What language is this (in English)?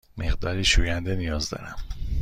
Persian